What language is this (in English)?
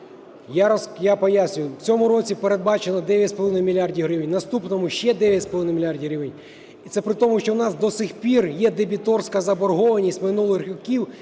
Ukrainian